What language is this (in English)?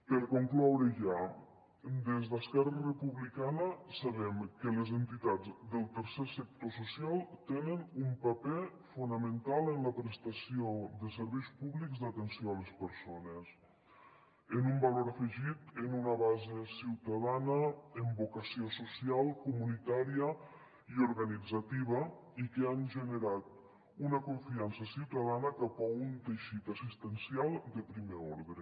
Catalan